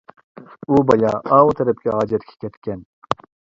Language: Uyghur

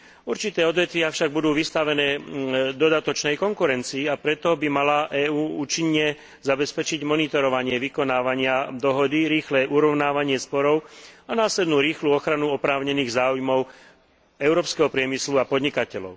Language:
Slovak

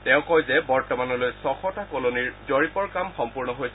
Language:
Assamese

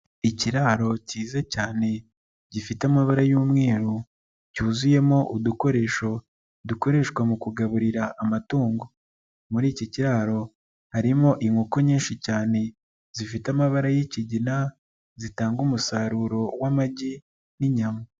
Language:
Kinyarwanda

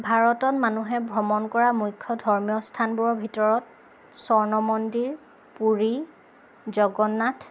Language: Assamese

